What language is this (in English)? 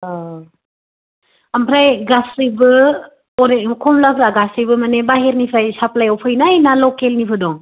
Bodo